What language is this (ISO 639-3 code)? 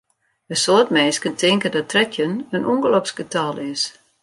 fry